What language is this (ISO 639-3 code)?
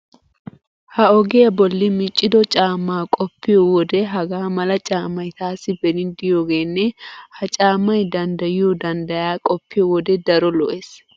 wal